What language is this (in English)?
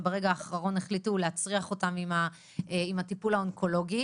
Hebrew